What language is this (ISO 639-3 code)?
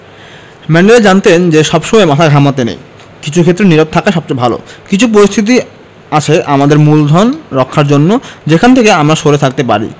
ben